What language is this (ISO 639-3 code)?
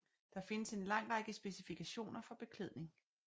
dan